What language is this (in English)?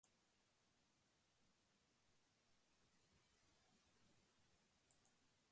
Basque